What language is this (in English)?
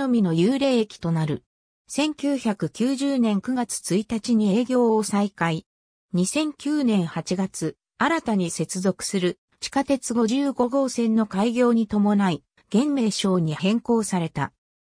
Japanese